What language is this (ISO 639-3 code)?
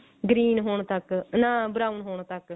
pan